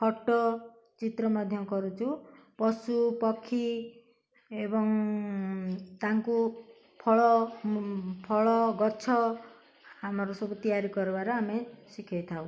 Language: Odia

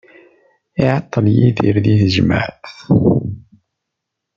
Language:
Kabyle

